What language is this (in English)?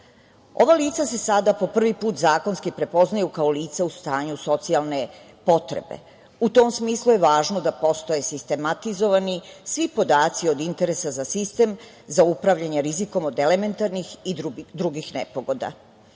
Serbian